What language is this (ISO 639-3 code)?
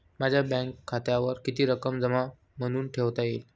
mar